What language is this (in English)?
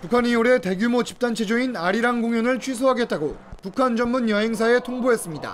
Korean